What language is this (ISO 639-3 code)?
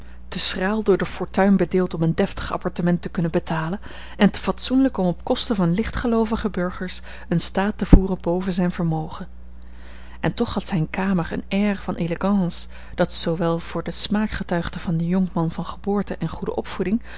nld